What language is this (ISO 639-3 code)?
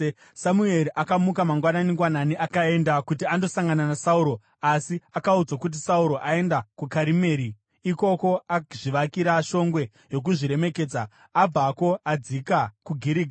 sna